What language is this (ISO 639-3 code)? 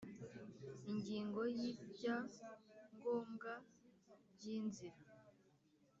kin